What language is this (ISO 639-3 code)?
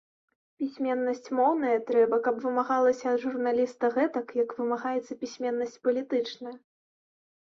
bel